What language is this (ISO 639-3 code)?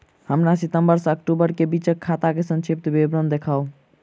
mai